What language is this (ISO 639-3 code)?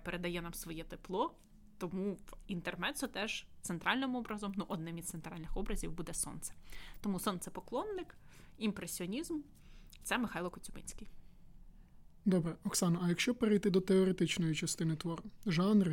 ukr